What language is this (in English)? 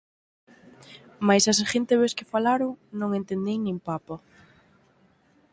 Galician